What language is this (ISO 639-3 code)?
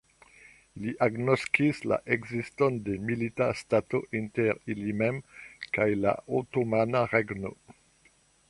epo